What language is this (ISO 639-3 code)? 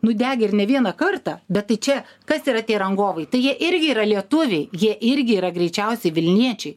lit